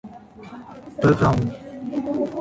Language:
Portuguese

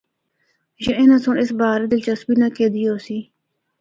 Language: Northern Hindko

